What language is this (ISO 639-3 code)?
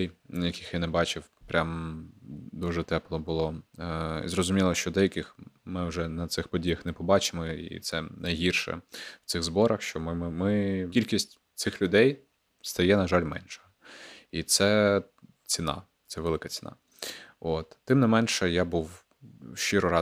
ukr